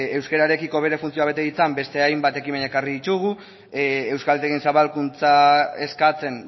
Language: Basque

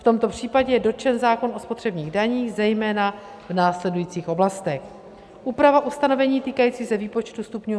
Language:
Czech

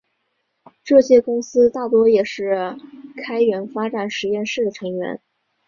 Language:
Chinese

